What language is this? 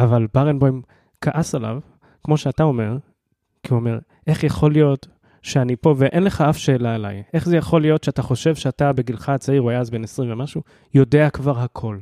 Hebrew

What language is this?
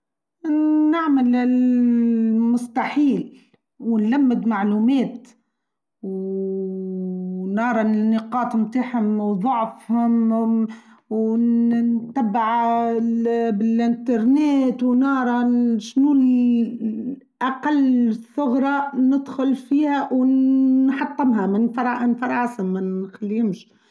Tunisian Arabic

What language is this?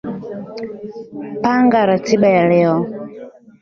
Swahili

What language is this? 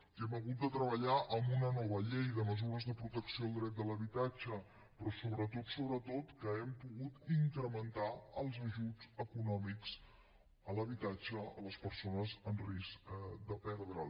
Catalan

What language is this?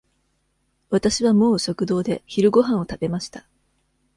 Japanese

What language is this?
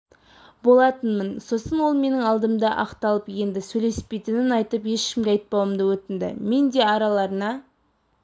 Kazakh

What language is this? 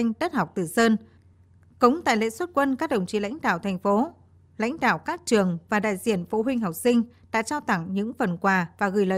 Vietnamese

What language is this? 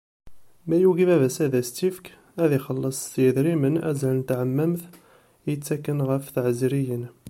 Kabyle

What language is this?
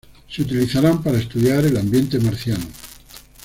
Spanish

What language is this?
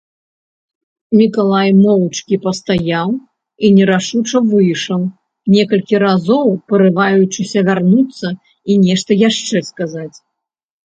Belarusian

